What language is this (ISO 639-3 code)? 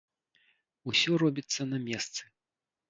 bel